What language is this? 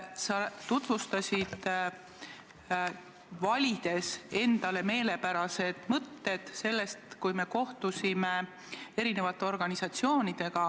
Estonian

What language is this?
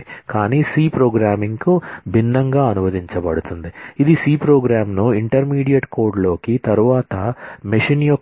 Telugu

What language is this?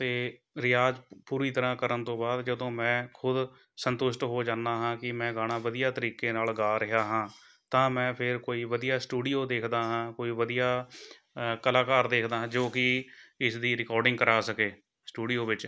Punjabi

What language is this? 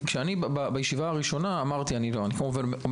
Hebrew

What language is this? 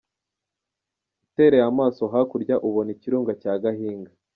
Kinyarwanda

